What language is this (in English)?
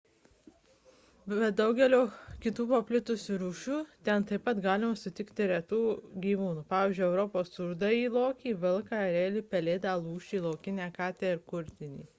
Lithuanian